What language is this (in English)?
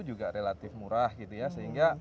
Indonesian